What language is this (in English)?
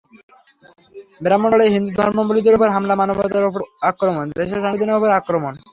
Bangla